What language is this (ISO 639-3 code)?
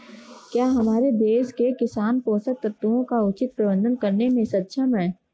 hin